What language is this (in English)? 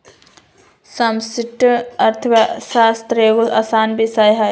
Magahi